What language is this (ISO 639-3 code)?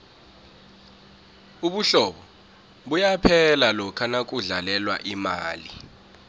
nbl